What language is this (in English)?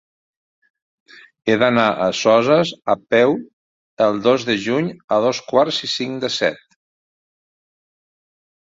Catalan